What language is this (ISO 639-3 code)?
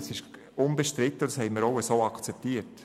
gsw